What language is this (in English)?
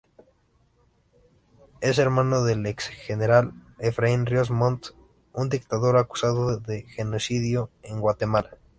Spanish